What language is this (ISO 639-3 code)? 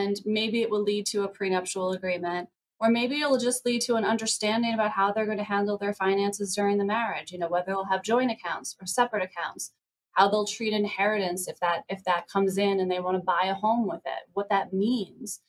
eng